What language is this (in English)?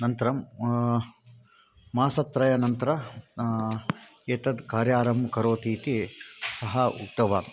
Sanskrit